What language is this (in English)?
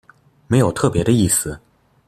Chinese